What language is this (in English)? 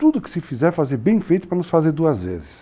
Portuguese